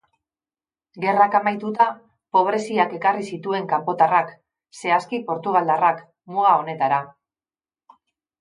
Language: Basque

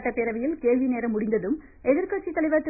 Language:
Tamil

